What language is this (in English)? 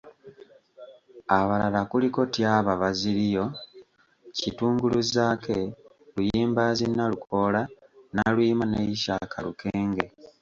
Ganda